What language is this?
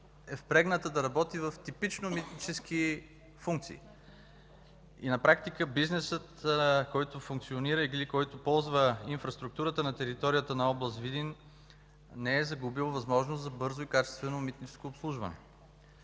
Bulgarian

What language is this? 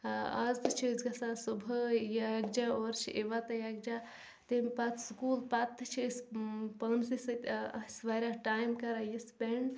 Kashmiri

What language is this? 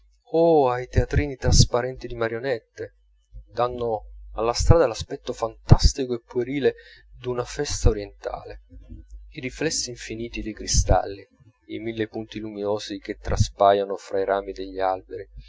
Italian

